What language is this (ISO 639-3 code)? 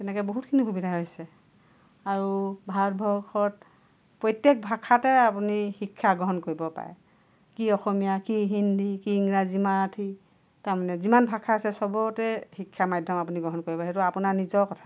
asm